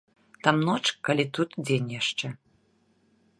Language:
Belarusian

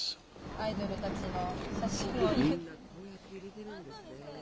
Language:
Japanese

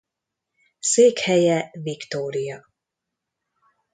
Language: Hungarian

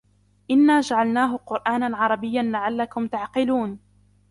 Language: Arabic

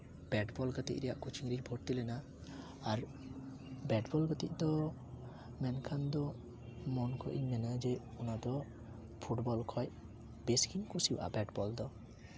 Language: Santali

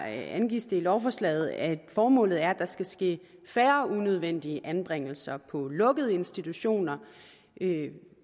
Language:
Danish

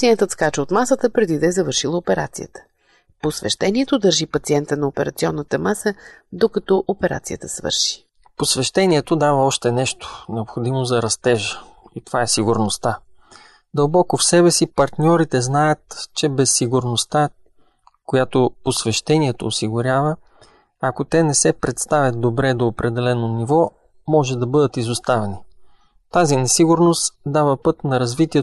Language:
Bulgarian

